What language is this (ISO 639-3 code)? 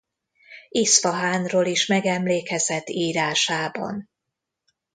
hun